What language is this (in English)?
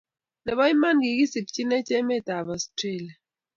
Kalenjin